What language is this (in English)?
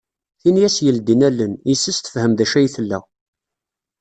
Kabyle